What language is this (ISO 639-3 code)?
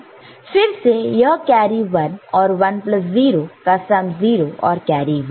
hin